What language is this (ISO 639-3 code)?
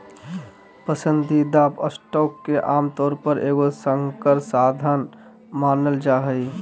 mag